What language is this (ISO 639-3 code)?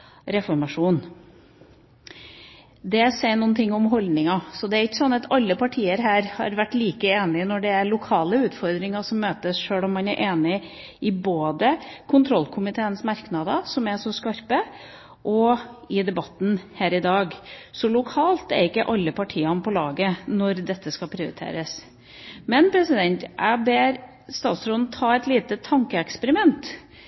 nob